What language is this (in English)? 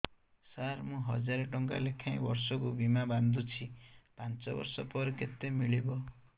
Odia